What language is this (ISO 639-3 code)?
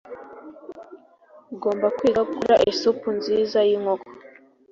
kin